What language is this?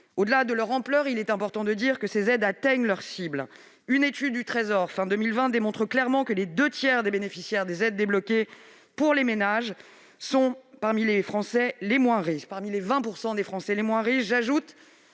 French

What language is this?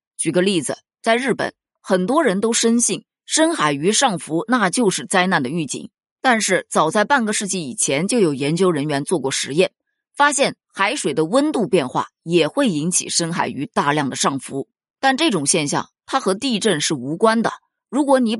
Chinese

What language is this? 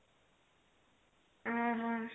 Odia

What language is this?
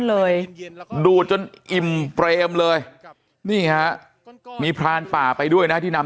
Thai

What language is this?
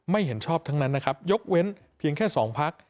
Thai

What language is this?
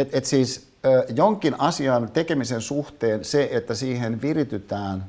Finnish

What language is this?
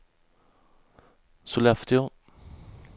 Swedish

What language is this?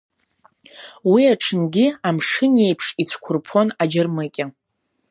Abkhazian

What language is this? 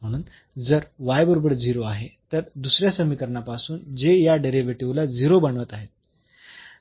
Marathi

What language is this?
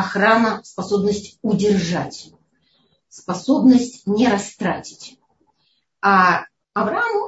Russian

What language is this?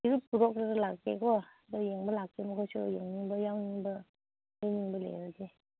Manipuri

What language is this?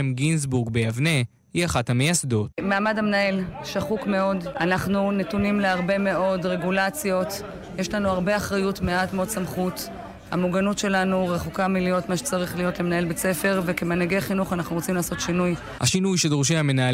Hebrew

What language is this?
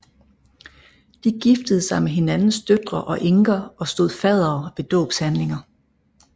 Danish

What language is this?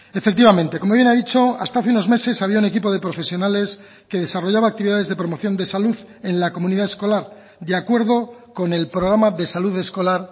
Spanish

